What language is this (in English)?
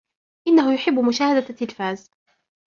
Arabic